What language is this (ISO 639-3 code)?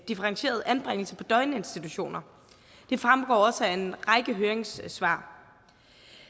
dan